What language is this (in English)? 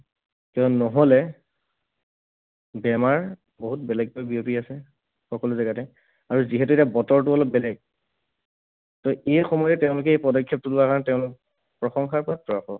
Assamese